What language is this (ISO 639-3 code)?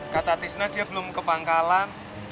ind